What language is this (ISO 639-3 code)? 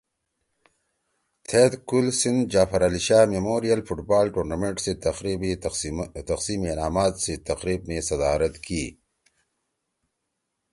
trw